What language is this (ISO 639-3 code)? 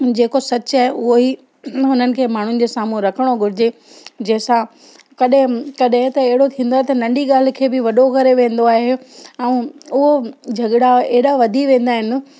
snd